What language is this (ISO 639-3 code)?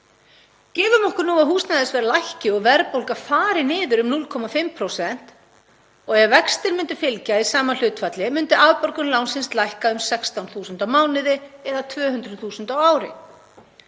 isl